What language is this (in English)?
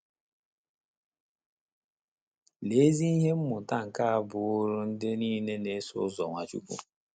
Igbo